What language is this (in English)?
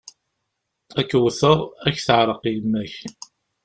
Kabyle